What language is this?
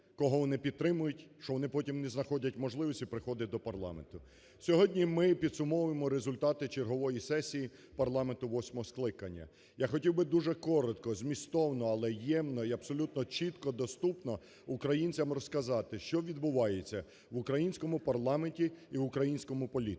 Ukrainian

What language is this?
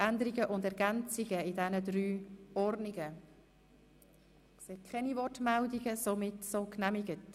Swiss German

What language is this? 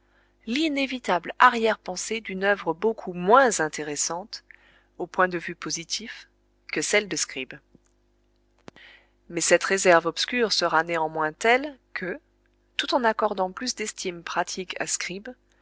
French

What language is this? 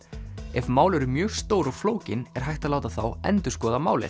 Icelandic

